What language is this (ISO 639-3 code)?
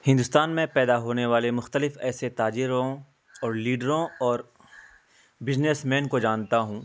urd